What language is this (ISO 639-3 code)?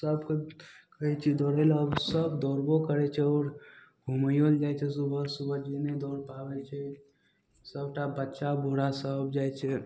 mai